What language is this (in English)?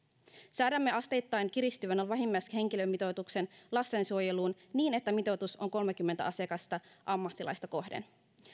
Finnish